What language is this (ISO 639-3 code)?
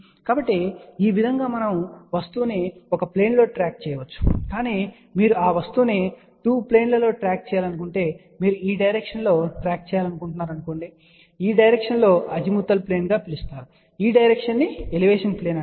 tel